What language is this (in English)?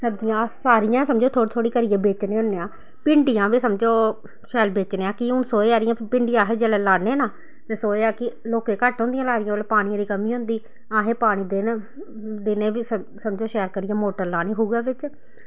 Dogri